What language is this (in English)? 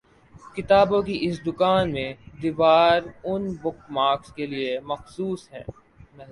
Urdu